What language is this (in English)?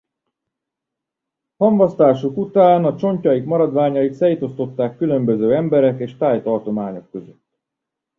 Hungarian